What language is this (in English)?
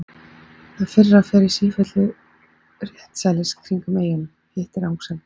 Icelandic